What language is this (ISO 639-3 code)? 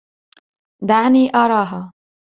ara